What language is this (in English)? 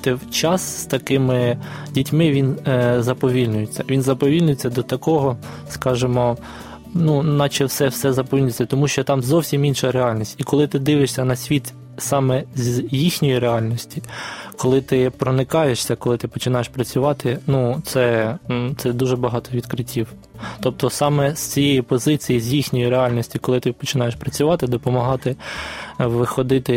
Ukrainian